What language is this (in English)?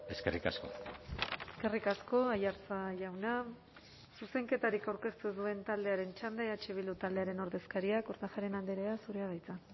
Basque